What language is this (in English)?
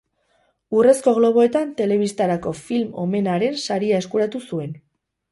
Basque